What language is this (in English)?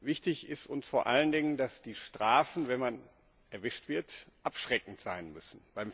German